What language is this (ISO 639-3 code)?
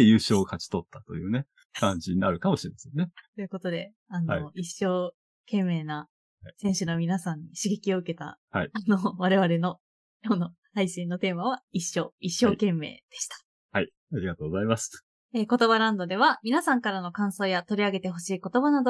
jpn